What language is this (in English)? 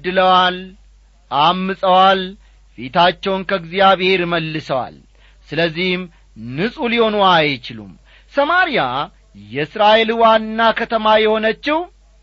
Amharic